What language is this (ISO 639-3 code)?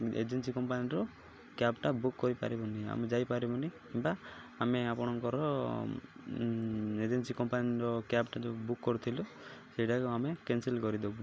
ori